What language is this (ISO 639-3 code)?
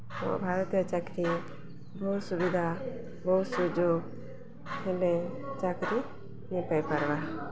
ori